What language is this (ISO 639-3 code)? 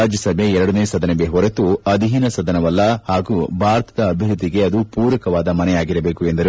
kan